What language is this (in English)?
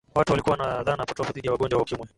Swahili